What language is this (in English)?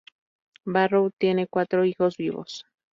Spanish